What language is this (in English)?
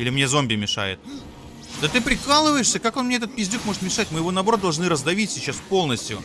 Russian